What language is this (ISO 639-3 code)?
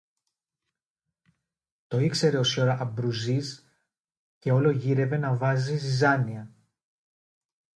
ell